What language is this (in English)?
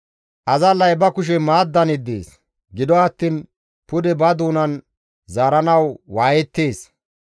Gamo